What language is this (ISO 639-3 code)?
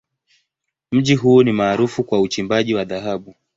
swa